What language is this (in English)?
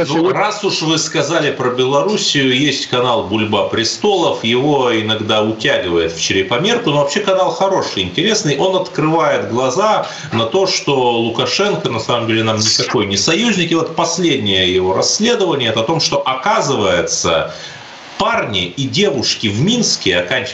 Russian